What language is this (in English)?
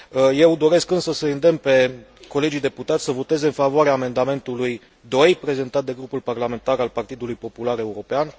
Romanian